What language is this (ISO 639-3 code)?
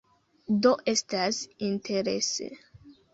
epo